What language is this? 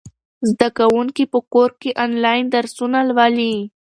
Pashto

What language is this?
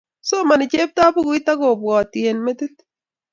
Kalenjin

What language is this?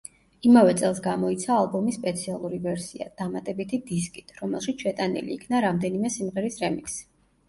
Georgian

